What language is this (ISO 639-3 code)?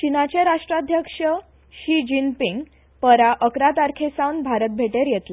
kok